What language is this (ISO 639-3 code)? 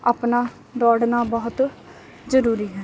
pan